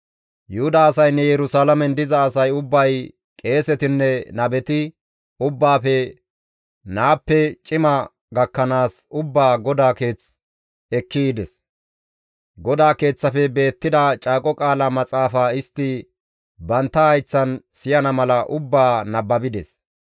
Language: Gamo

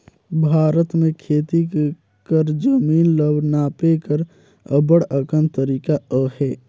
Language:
Chhattisgarhi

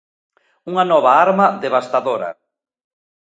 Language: Galician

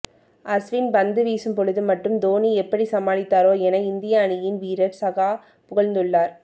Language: Tamil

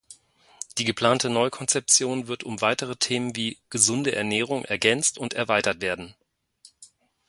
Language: German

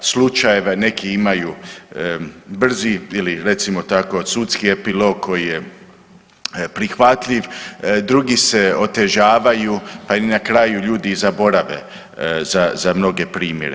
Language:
Croatian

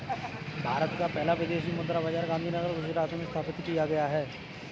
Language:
Hindi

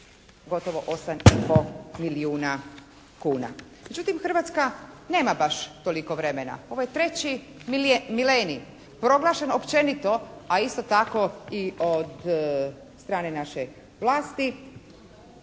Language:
Croatian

